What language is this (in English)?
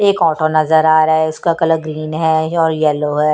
Hindi